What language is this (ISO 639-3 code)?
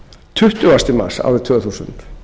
isl